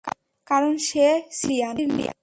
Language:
Bangla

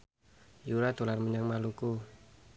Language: Javanese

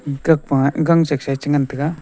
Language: Wancho Naga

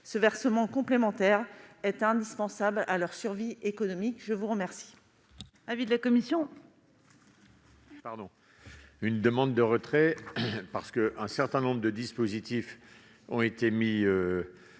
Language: French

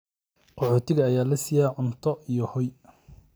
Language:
Somali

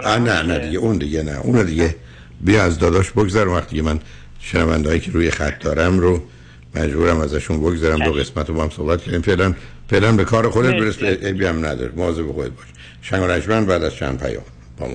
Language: Persian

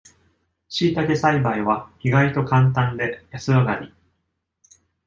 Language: Japanese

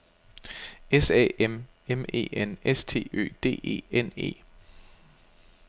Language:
Danish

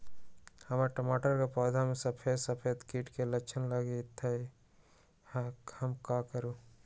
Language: Magahi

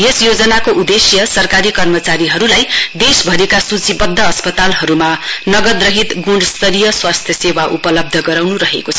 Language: Nepali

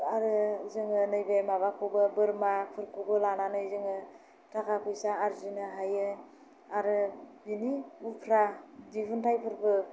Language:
Bodo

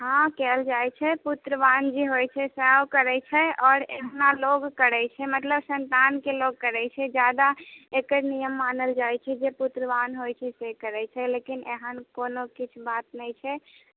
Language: Maithili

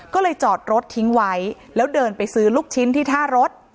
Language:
Thai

